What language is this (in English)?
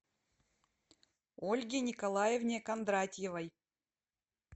Russian